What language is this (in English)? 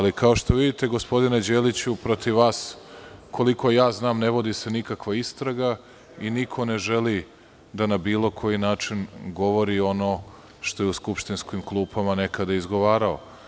Serbian